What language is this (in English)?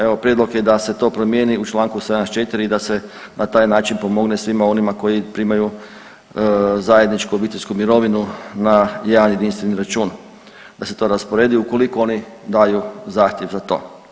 Croatian